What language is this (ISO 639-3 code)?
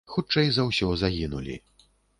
bel